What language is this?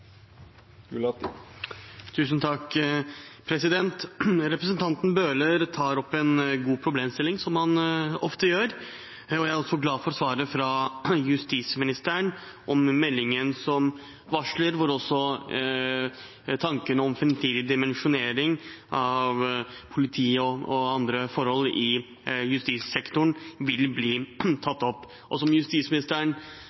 Norwegian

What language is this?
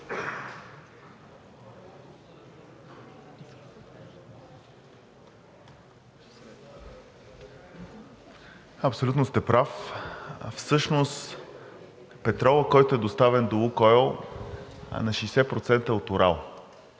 Bulgarian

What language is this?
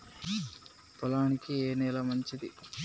Telugu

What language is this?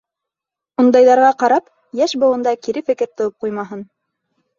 Bashkir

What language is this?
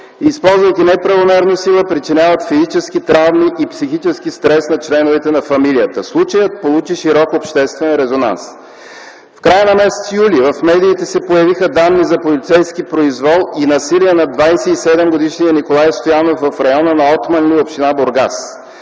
Bulgarian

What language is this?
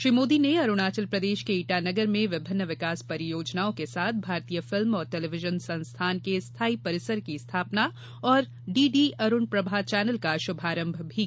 Hindi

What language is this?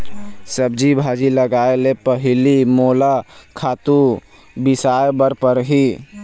Chhattisgarhi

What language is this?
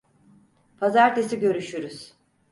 Turkish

